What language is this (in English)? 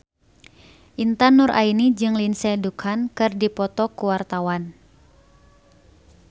Sundanese